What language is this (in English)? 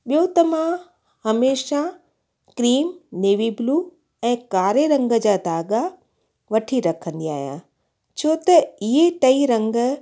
Sindhi